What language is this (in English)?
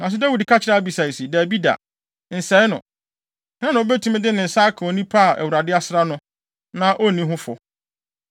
Akan